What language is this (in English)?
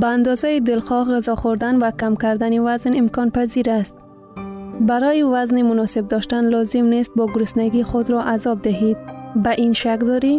Persian